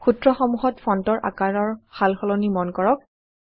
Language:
Assamese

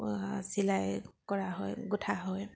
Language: Assamese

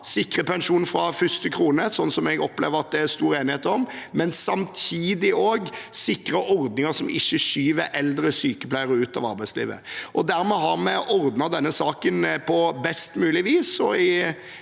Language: Norwegian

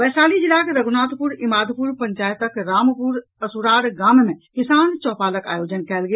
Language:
Maithili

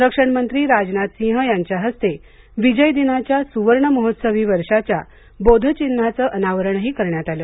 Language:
Marathi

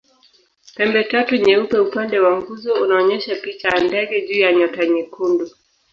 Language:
Swahili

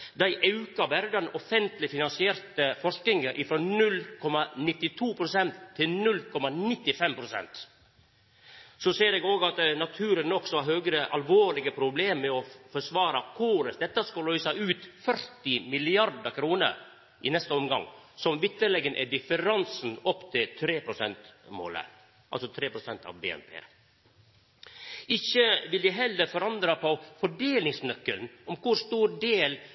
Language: Norwegian Nynorsk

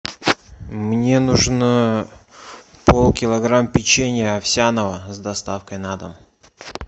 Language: Russian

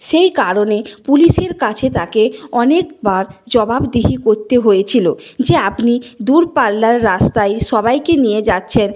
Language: Bangla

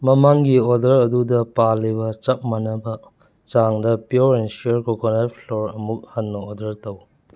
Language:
Manipuri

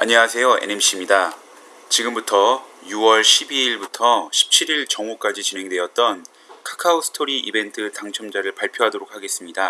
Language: Korean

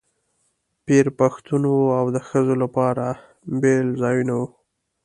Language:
Pashto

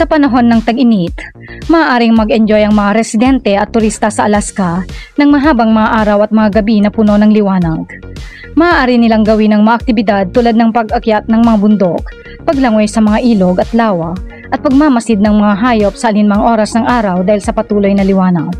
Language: Filipino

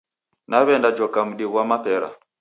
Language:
Taita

